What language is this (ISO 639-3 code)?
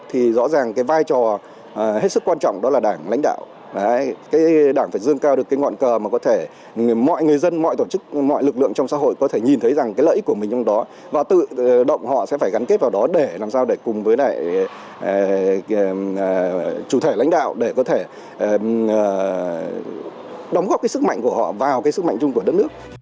vie